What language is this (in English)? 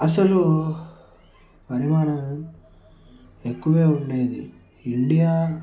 Telugu